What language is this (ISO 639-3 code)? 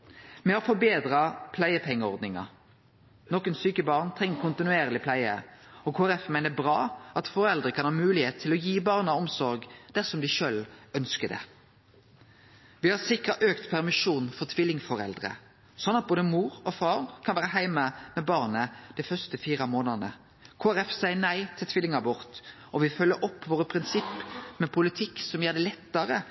nno